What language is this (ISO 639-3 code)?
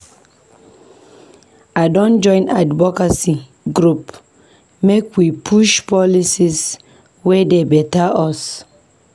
pcm